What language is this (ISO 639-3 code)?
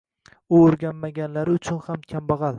uzb